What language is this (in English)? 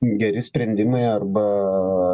Lithuanian